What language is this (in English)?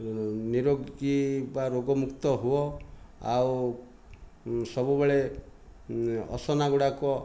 Odia